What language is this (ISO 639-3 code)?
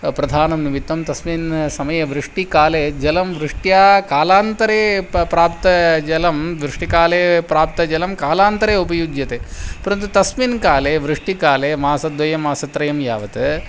san